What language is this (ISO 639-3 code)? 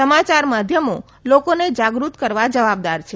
guj